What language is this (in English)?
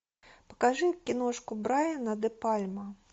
Russian